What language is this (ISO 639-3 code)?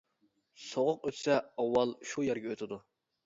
uig